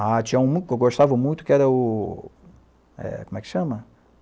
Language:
Portuguese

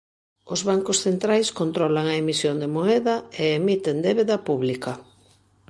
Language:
Galician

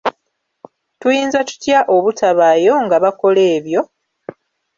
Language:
Ganda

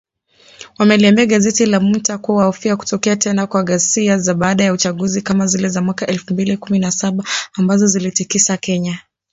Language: Swahili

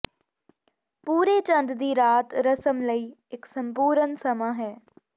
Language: Punjabi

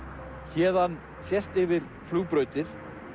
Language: Icelandic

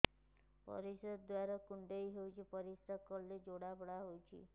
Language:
Odia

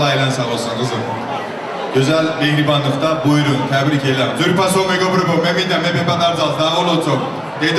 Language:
Turkish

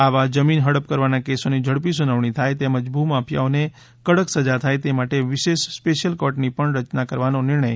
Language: Gujarati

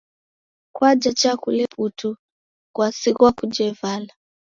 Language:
Taita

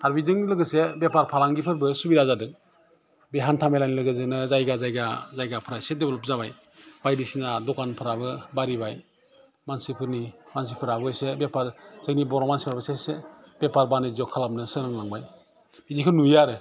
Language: Bodo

